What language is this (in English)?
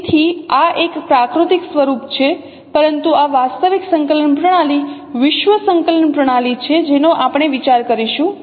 Gujarati